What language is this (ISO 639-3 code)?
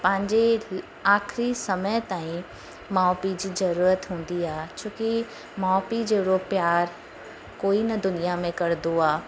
snd